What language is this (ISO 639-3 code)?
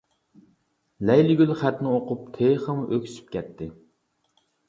uig